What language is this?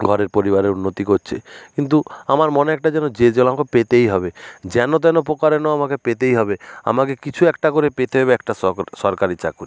Bangla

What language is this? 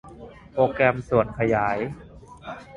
Thai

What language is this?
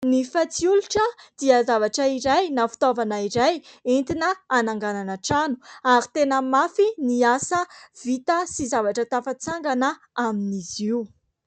Malagasy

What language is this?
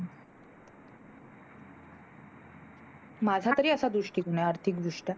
Marathi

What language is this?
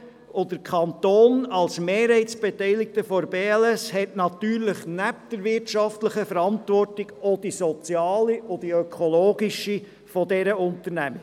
Swiss German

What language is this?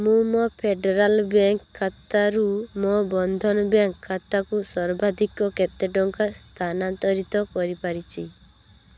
Odia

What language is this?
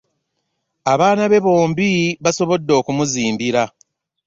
Ganda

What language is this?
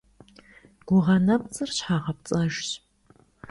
Kabardian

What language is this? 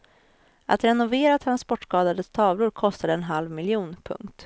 Swedish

